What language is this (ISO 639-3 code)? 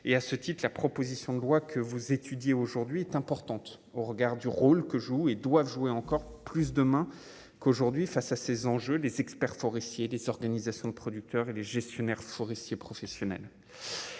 fra